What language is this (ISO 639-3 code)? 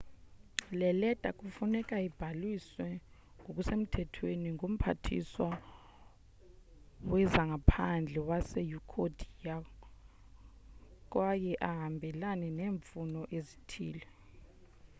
xho